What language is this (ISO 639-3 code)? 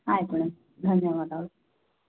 kan